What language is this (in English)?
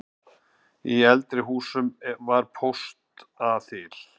Icelandic